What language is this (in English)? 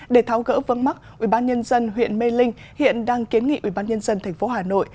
Vietnamese